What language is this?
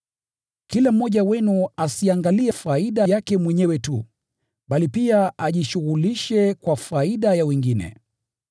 Swahili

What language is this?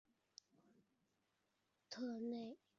Chinese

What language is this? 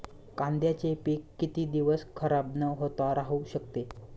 Marathi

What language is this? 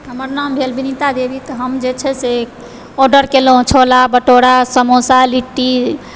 Maithili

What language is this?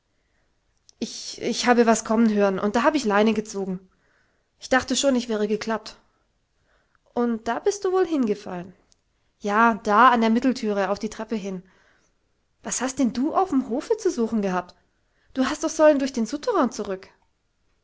German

